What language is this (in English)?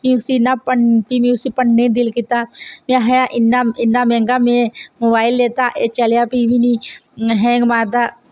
Dogri